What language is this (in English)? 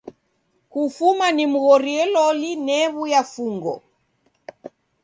Taita